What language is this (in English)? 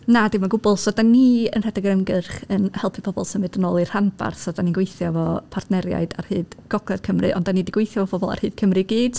Welsh